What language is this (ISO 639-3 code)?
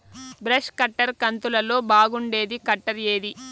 tel